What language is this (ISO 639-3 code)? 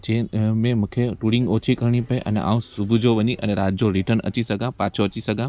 snd